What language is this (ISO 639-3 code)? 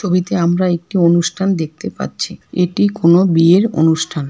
ben